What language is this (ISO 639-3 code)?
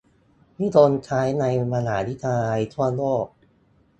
tha